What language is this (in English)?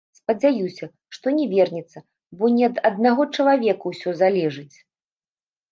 Belarusian